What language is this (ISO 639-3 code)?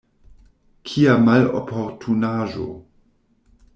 epo